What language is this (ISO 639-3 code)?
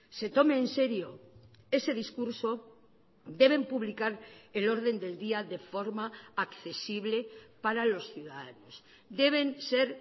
spa